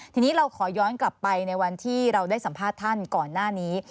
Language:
Thai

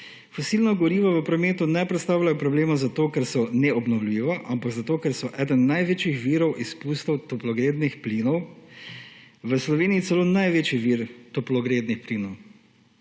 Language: Slovenian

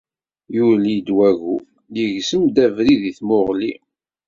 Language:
Kabyle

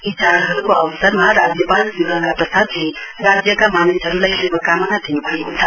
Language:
Nepali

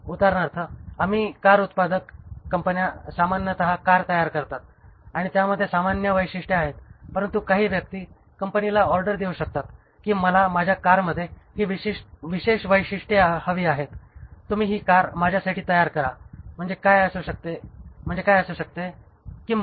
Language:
Marathi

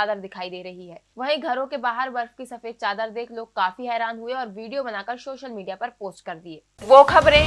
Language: Hindi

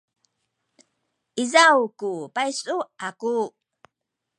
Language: Sakizaya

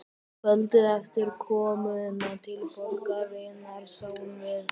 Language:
Icelandic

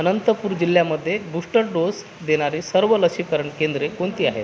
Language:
Marathi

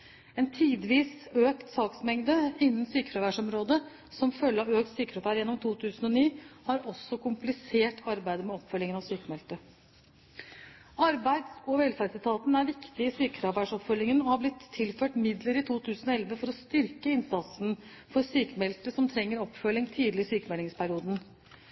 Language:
Norwegian Bokmål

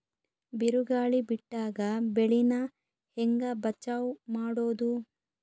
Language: Kannada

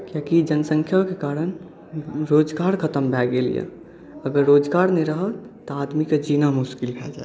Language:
Maithili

